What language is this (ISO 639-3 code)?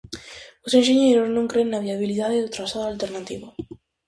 glg